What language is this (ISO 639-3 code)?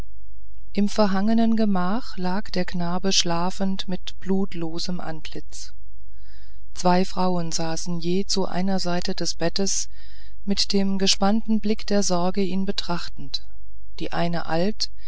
deu